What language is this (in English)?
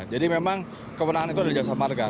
Indonesian